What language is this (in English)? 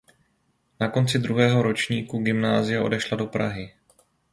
Czech